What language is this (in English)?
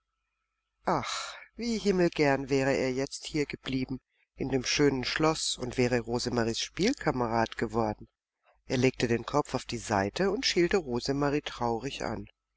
German